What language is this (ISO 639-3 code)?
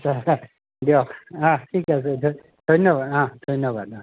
asm